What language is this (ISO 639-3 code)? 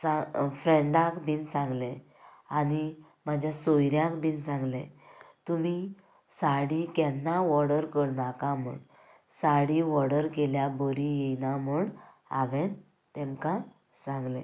kok